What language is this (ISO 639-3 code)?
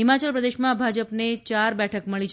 guj